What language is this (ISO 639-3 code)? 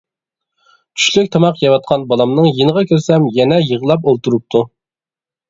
uig